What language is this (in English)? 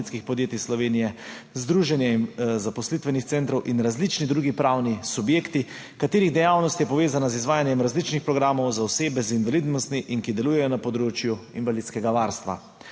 Slovenian